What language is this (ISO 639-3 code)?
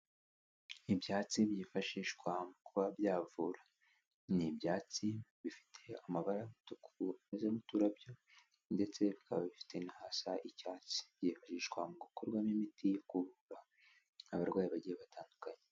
kin